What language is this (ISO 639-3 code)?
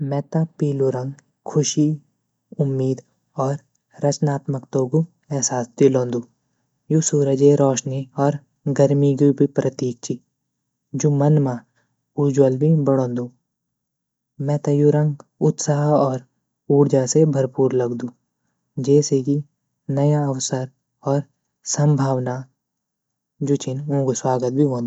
gbm